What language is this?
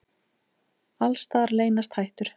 Icelandic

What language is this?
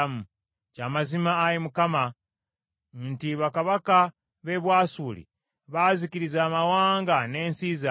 Ganda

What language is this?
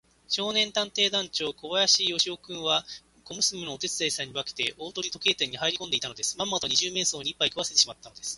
Japanese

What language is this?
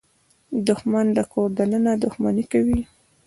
Pashto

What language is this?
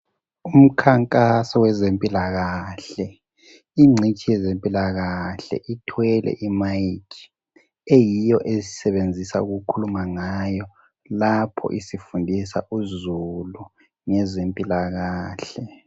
North Ndebele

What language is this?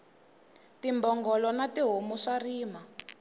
Tsonga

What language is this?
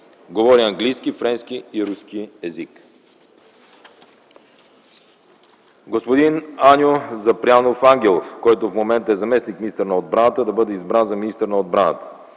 Bulgarian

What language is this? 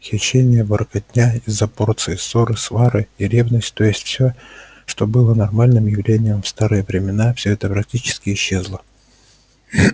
Russian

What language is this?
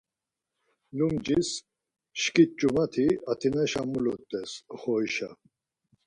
Laz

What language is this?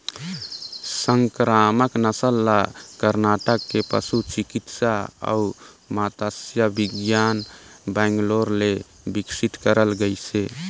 Chhattisgarhi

